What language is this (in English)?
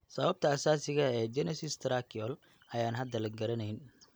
Somali